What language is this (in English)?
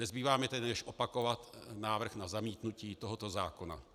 Czech